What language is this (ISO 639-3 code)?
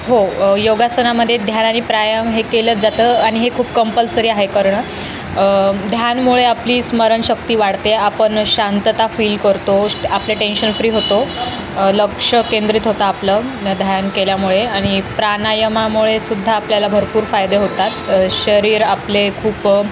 mar